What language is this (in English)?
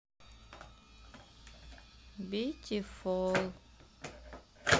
Russian